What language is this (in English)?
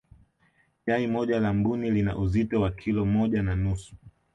Swahili